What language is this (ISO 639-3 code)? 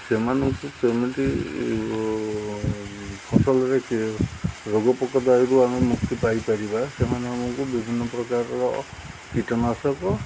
ori